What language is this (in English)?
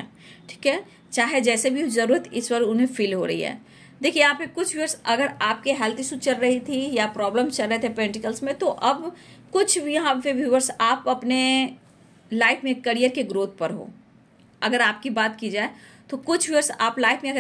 Hindi